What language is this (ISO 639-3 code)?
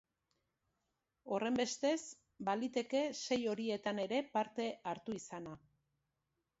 eus